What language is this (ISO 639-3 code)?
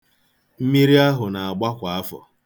ibo